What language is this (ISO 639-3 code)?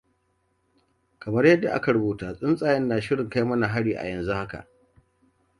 hau